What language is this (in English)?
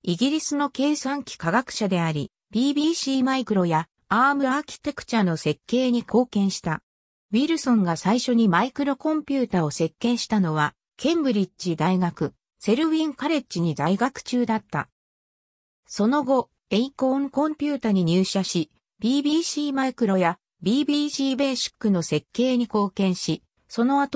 Japanese